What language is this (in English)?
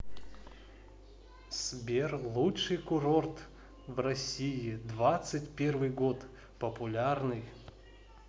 Russian